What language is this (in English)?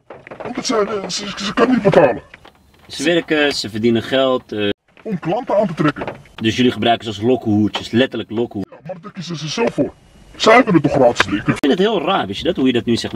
Dutch